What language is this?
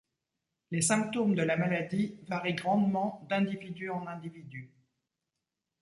French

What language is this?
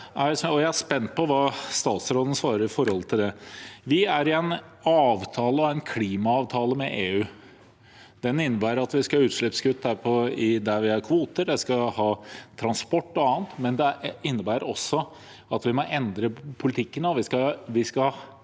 Norwegian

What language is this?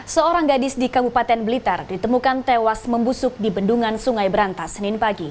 Indonesian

